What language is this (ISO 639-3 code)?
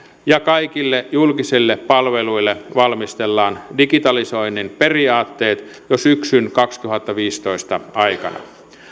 fin